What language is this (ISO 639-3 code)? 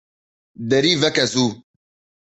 kur